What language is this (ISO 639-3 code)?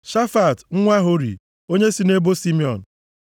ibo